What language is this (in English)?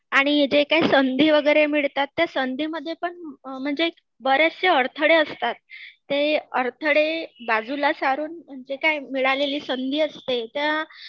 Marathi